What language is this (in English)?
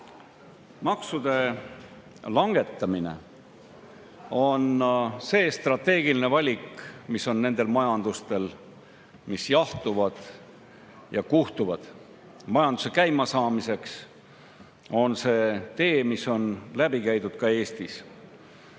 Estonian